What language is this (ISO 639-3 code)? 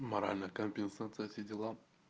rus